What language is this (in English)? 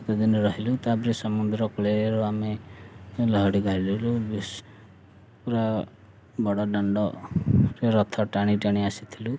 Odia